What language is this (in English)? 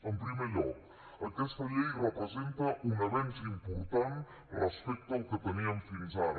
Catalan